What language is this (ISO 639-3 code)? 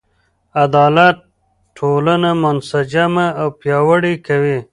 pus